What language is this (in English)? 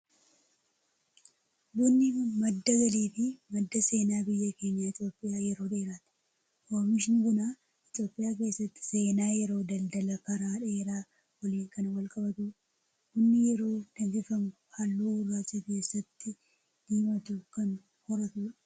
Oromo